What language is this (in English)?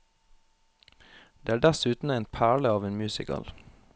Norwegian